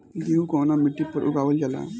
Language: Bhojpuri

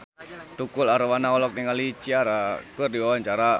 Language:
Sundanese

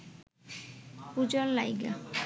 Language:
Bangla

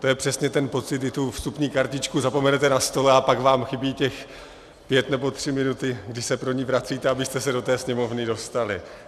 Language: Czech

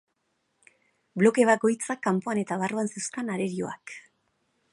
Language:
Basque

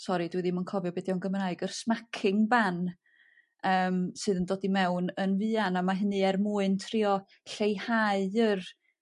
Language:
Welsh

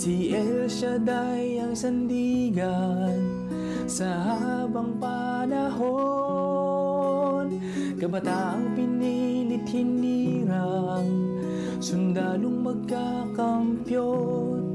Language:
Filipino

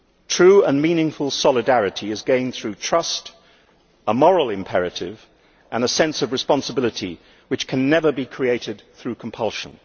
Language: English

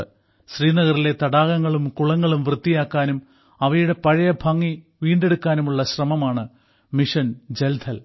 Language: Malayalam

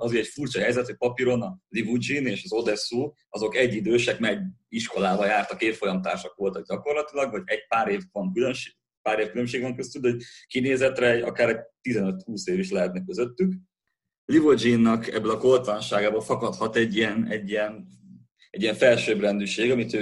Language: Hungarian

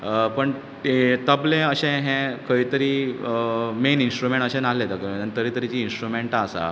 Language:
Konkani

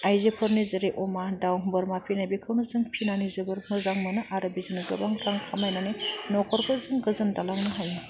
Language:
Bodo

